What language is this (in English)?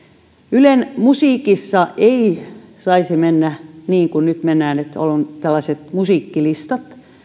Finnish